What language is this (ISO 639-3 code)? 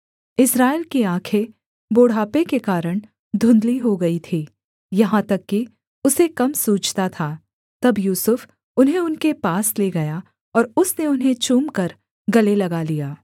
hin